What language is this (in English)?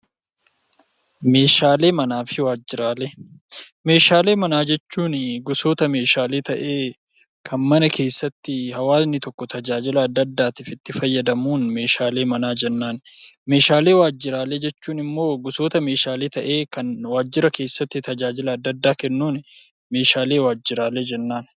Oromo